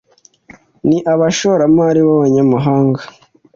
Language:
Kinyarwanda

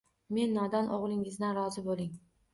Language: Uzbek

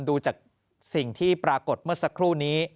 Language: Thai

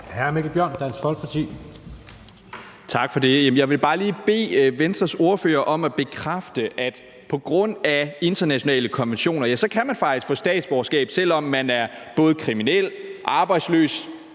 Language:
Danish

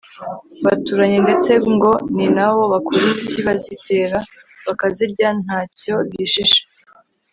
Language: Kinyarwanda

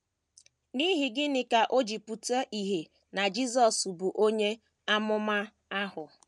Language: Igbo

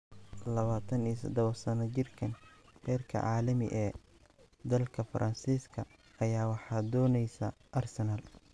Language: Somali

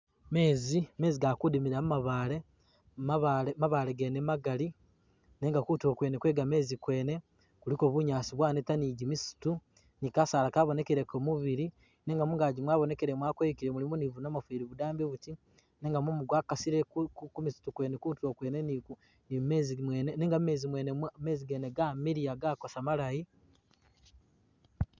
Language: Masaaba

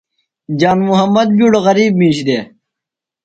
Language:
Phalura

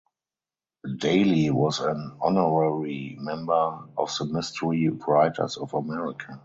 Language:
English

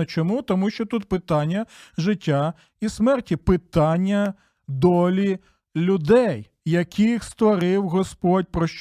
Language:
Ukrainian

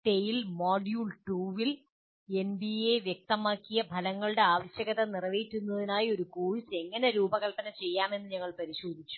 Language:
Malayalam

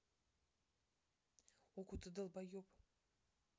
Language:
Russian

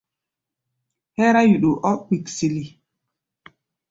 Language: Gbaya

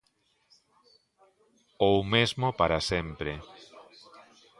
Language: Galician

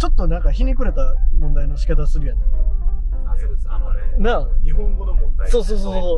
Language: Japanese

